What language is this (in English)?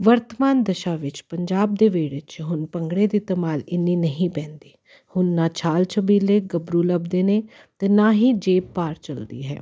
Punjabi